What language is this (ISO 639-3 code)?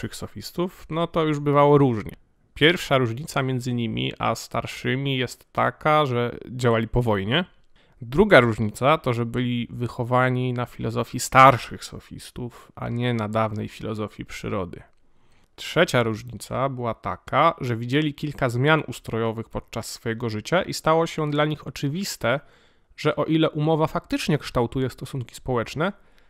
pol